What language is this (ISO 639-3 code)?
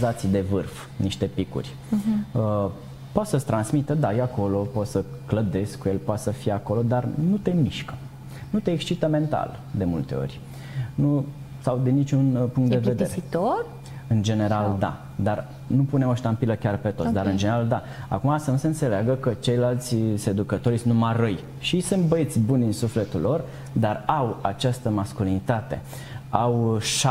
ron